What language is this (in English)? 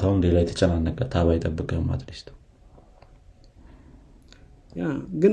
Amharic